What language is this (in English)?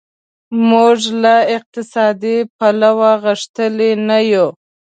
Pashto